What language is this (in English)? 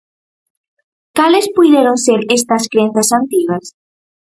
Galician